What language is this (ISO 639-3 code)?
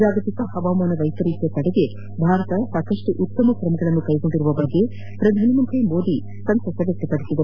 kan